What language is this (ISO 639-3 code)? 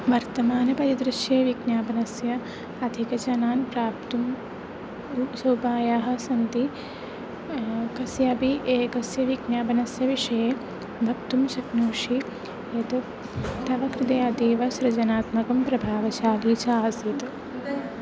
san